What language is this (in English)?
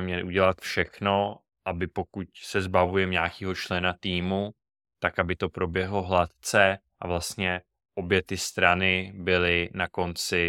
Czech